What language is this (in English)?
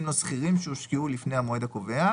Hebrew